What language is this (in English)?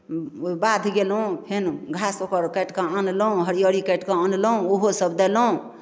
Maithili